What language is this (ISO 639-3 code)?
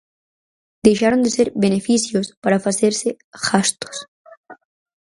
glg